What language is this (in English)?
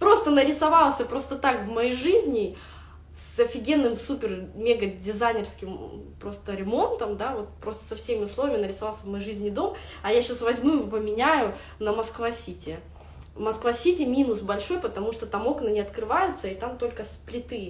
Russian